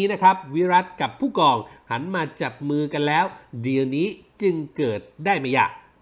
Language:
Thai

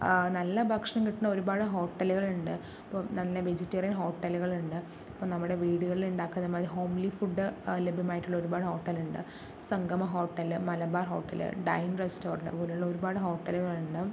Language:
Malayalam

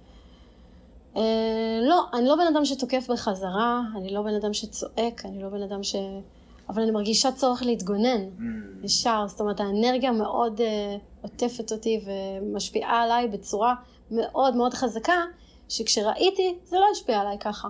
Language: Hebrew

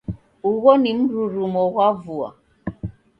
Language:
Taita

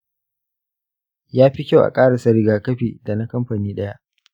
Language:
Hausa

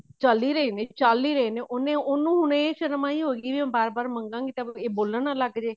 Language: Punjabi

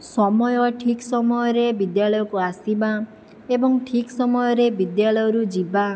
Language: Odia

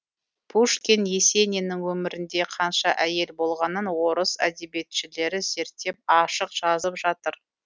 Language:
Kazakh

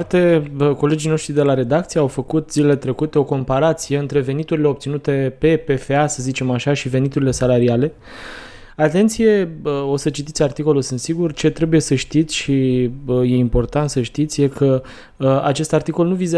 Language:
Romanian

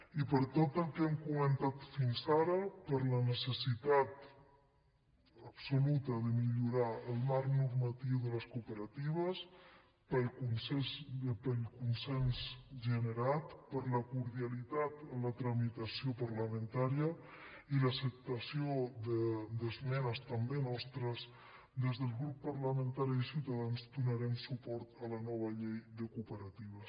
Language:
Catalan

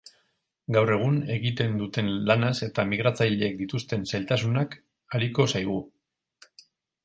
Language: Basque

